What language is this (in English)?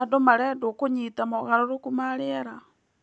Kikuyu